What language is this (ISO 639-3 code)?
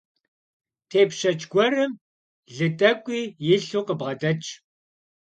kbd